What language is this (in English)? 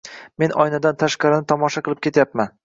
Uzbek